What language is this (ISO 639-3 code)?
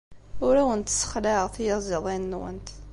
kab